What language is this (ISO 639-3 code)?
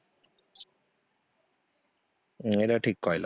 ori